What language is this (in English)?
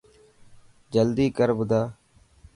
Dhatki